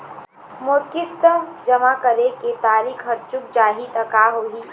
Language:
Chhattisgarhi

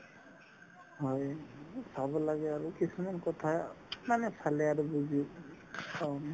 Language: Assamese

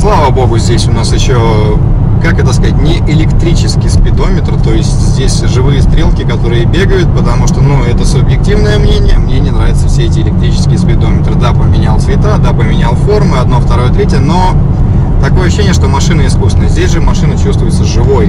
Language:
Russian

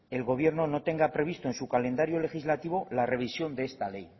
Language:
Spanish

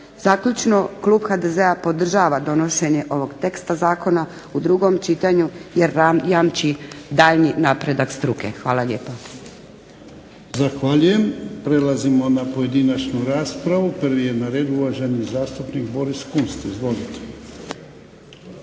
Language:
Croatian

